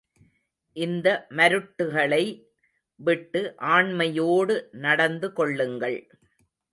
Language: Tamil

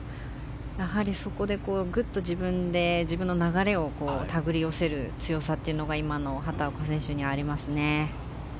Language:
Japanese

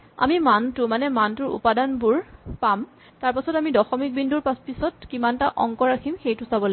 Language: Assamese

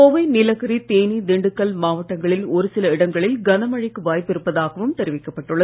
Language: Tamil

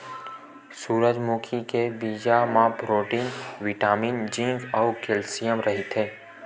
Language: Chhattisgarhi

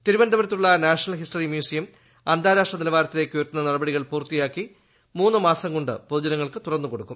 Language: Malayalam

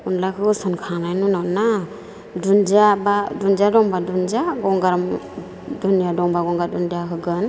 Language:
Bodo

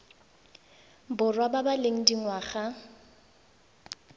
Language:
Tswana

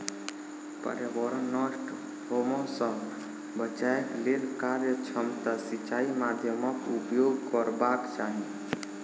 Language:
Maithili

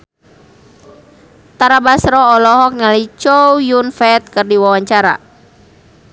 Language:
Sundanese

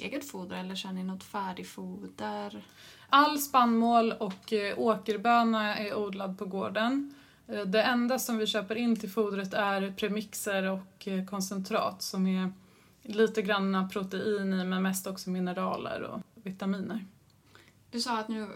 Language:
Swedish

